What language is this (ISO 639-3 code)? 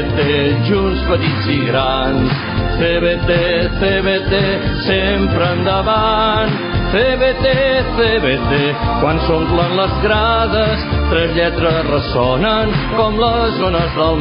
ron